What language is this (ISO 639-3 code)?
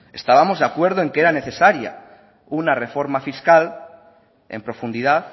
spa